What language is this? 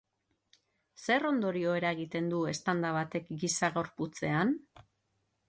Basque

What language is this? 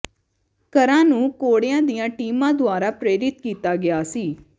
Punjabi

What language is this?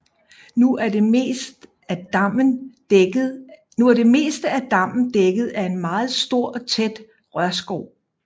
Danish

